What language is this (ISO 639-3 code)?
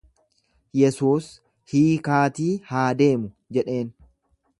orm